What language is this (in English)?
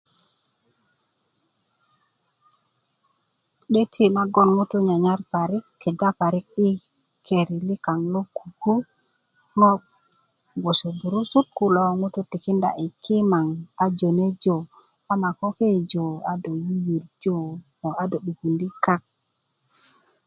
Kuku